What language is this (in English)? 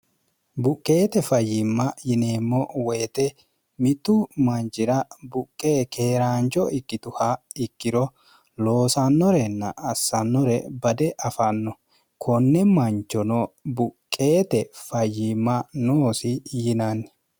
Sidamo